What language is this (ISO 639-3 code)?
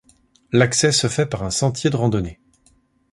fra